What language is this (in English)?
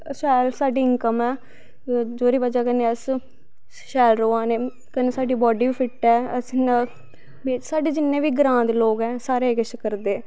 Dogri